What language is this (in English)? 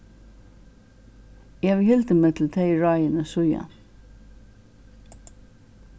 Faroese